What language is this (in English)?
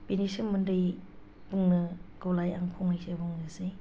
Bodo